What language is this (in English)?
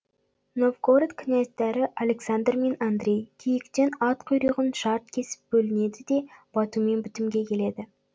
Kazakh